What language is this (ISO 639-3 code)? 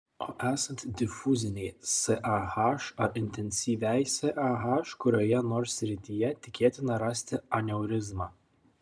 lit